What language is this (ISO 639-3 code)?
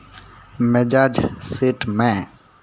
sat